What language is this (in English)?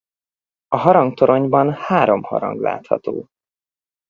Hungarian